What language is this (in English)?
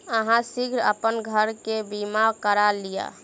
Maithili